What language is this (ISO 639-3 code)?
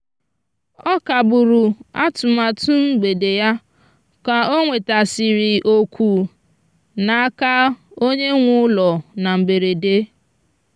ibo